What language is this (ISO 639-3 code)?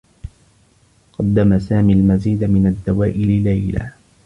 ara